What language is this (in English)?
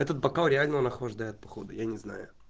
Russian